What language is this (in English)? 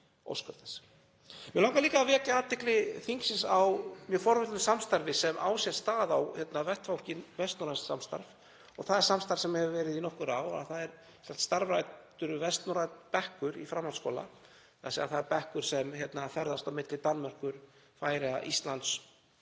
Icelandic